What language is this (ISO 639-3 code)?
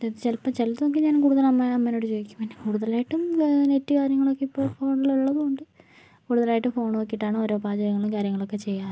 mal